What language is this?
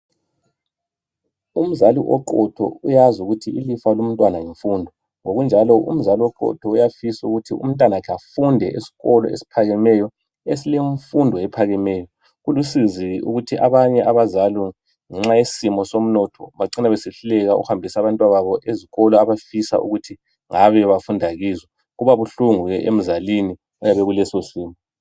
North Ndebele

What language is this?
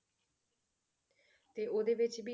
Punjabi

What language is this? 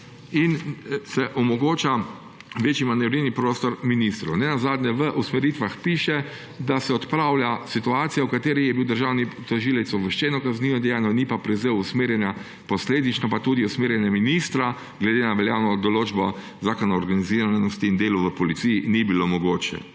Slovenian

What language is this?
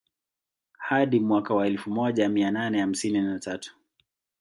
Swahili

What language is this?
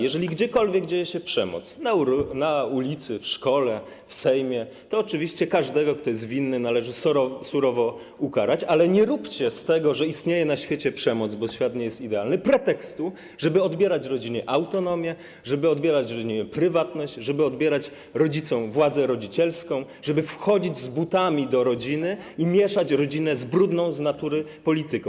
Polish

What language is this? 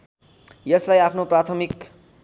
Nepali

